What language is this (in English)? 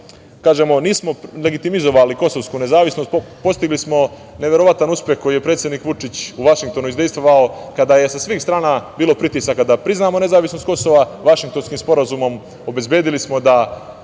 Serbian